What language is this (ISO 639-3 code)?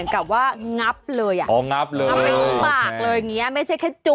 tha